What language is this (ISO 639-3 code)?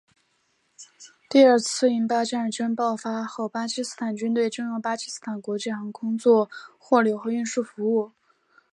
zho